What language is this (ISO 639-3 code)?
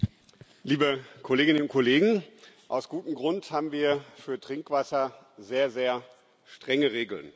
deu